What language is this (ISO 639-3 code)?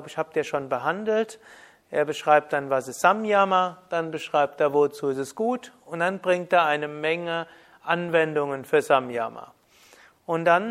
deu